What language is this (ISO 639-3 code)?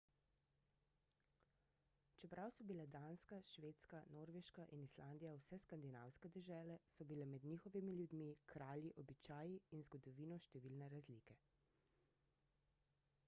slv